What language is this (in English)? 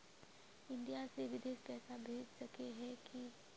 Magahi